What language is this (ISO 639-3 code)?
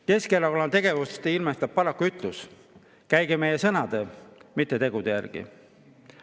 est